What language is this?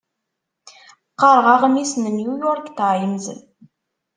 Kabyle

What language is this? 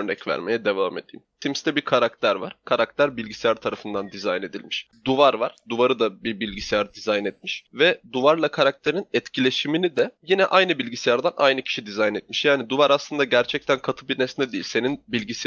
Turkish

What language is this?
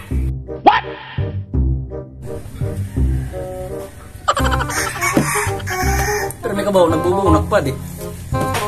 Indonesian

